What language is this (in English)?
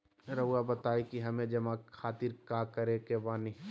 Magahi